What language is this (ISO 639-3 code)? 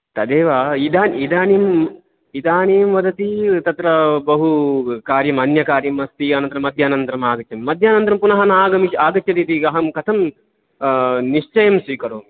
san